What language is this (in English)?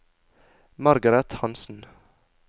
Norwegian